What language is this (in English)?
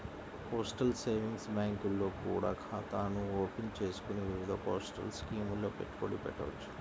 Telugu